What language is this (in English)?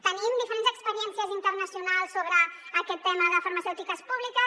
Catalan